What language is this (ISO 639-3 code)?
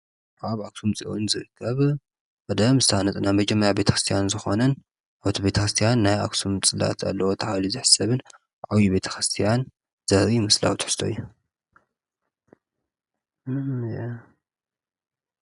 tir